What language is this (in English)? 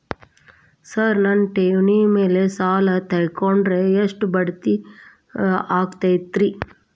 Kannada